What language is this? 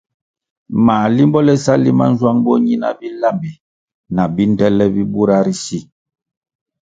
Kwasio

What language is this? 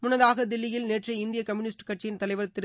Tamil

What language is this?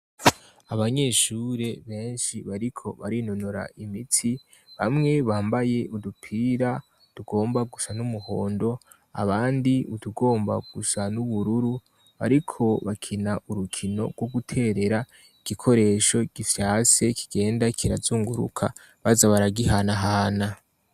Rundi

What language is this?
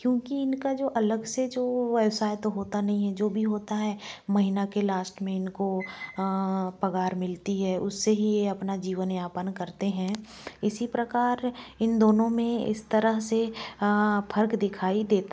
Hindi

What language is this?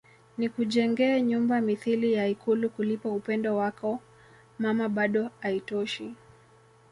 Swahili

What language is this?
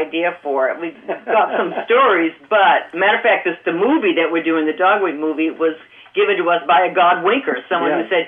English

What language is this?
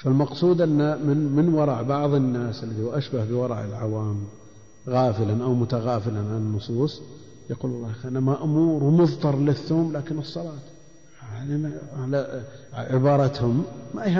Arabic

